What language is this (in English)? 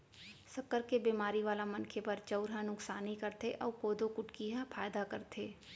Chhattisgarhi